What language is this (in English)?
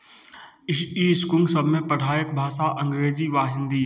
Maithili